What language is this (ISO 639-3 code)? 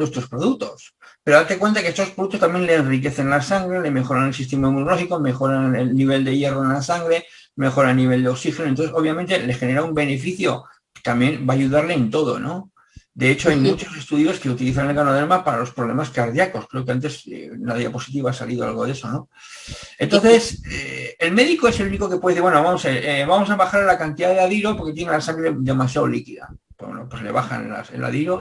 spa